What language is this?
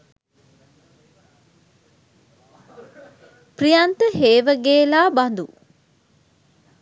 Sinhala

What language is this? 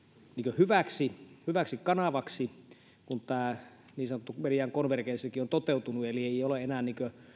Finnish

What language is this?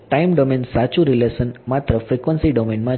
Gujarati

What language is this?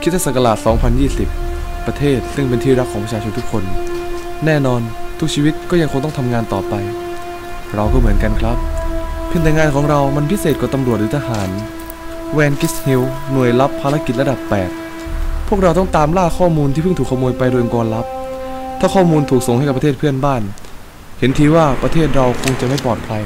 Thai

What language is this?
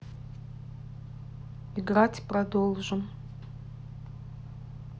Russian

